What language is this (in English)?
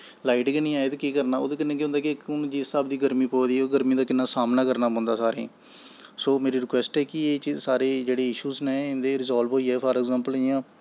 Dogri